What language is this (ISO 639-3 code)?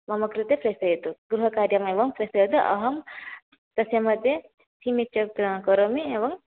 san